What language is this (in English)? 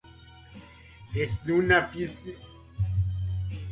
Spanish